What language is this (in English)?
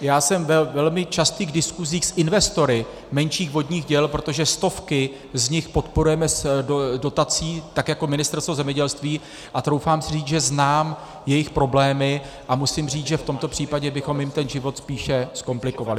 Czech